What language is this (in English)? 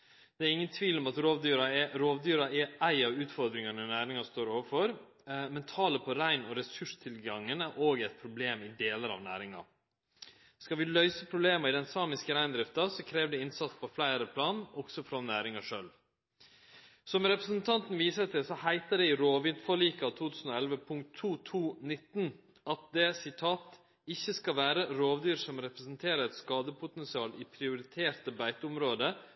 Norwegian Nynorsk